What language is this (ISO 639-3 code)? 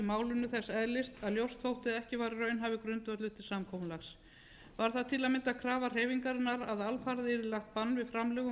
isl